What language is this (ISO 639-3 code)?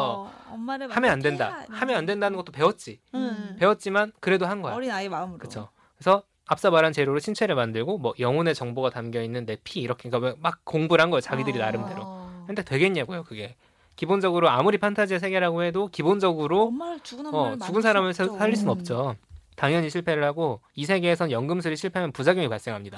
kor